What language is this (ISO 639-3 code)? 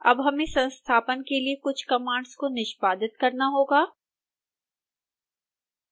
hin